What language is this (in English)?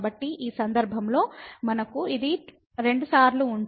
Telugu